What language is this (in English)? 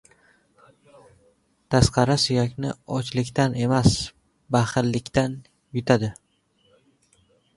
Uzbek